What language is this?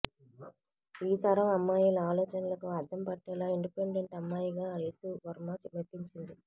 Telugu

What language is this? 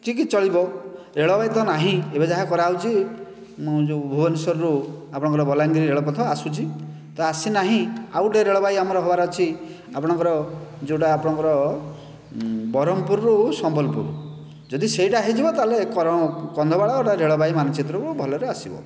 Odia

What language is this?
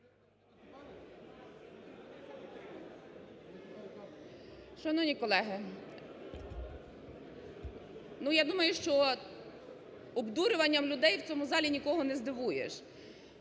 Ukrainian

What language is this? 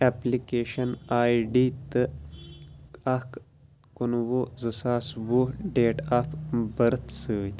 Kashmiri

